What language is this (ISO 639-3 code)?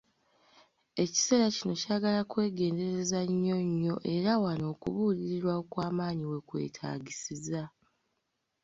lug